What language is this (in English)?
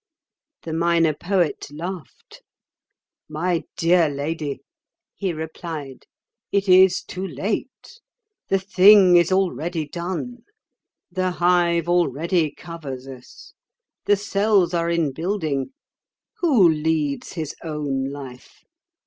English